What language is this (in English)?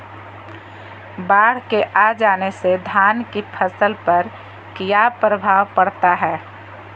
Magahi